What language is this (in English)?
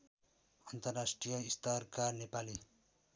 Nepali